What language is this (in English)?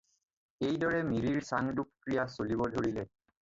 Assamese